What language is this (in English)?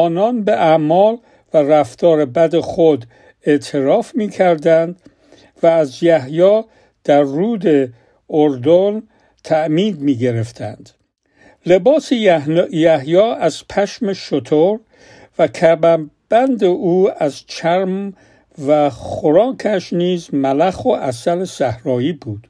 Persian